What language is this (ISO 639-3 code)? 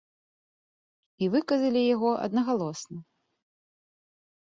bel